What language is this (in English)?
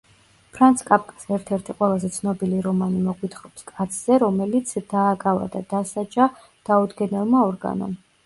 Georgian